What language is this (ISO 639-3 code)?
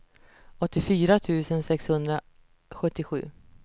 swe